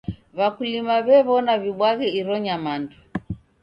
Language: Taita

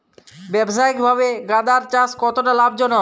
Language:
Bangla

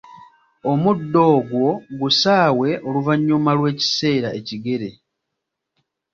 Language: Ganda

